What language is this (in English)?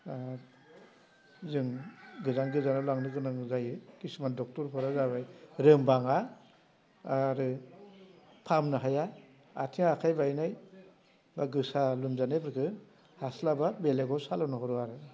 Bodo